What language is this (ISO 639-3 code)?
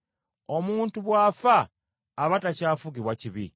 lug